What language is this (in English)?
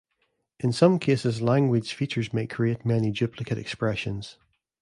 English